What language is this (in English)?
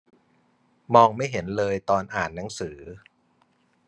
Thai